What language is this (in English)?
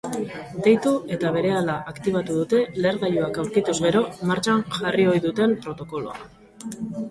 Basque